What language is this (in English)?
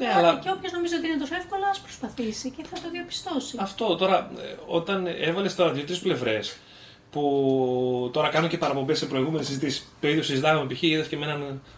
Greek